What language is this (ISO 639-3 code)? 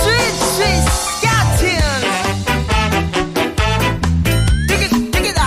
kor